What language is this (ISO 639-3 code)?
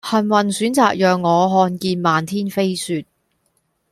yue